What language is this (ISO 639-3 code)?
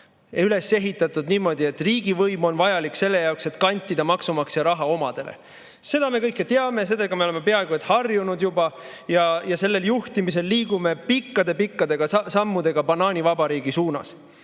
est